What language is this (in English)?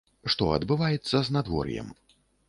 Belarusian